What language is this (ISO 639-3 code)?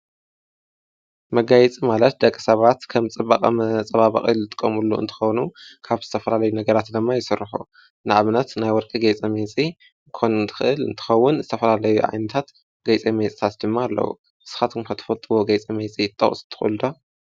tir